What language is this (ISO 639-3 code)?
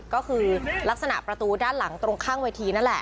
tha